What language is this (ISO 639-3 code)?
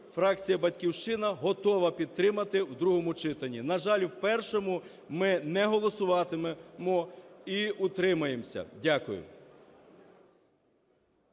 ukr